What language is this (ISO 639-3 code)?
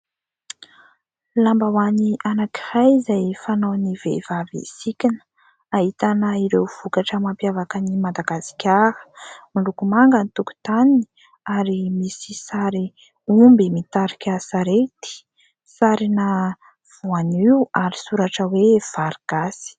mlg